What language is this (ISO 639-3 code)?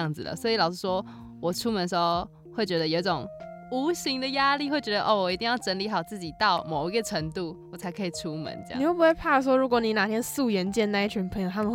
zho